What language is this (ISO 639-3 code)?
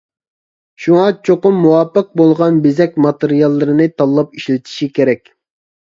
uig